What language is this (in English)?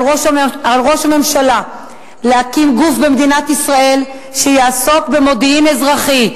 Hebrew